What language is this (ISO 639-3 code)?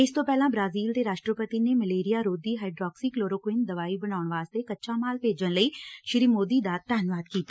pan